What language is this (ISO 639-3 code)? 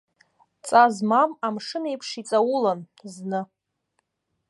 abk